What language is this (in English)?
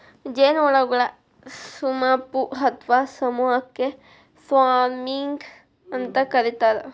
Kannada